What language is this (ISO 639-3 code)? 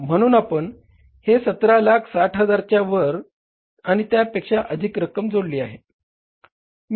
mar